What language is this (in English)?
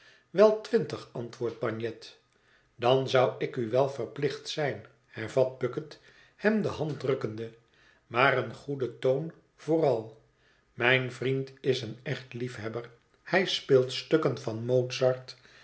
Dutch